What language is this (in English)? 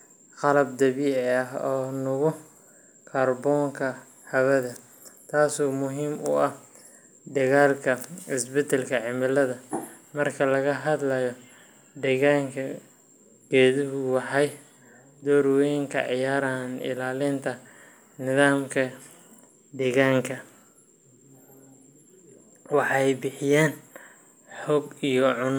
Somali